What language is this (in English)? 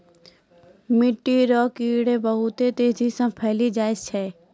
Maithili